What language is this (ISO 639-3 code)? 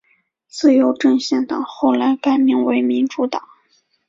zho